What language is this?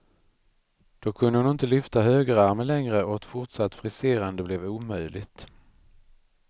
Swedish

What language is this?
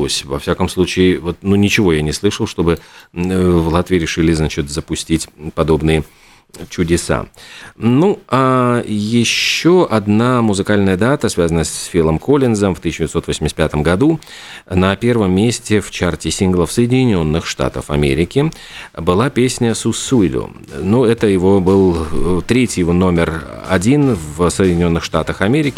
Russian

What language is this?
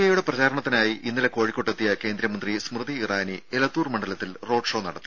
Malayalam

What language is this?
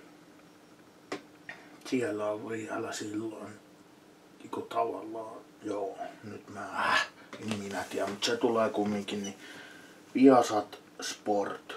Finnish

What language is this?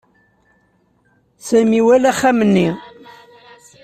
Kabyle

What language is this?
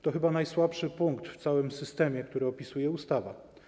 Polish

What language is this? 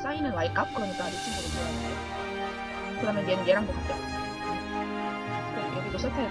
Korean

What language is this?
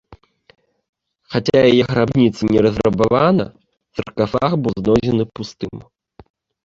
Belarusian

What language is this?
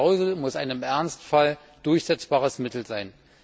German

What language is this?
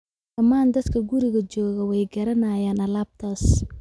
Somali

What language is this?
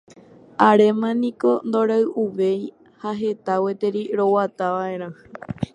Guarani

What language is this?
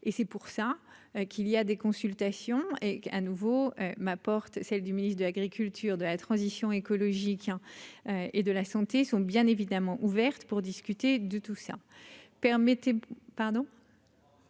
French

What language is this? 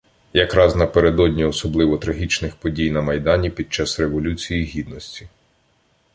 Ukrainian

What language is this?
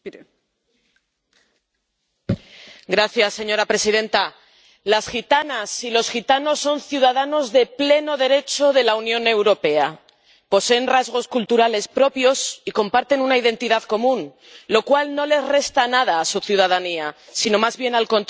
Spanish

